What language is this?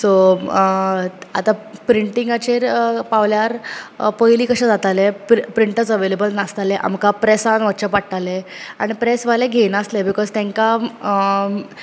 Konkani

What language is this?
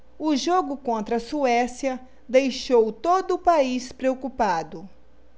Portuguese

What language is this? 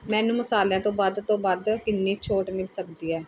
Punjabi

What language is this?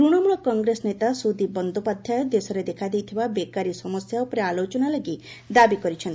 Odia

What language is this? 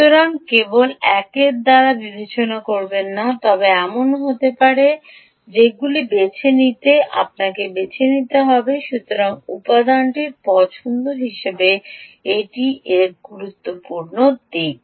Bangla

